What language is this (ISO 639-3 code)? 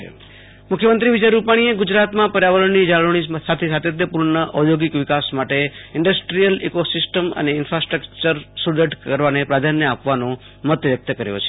guj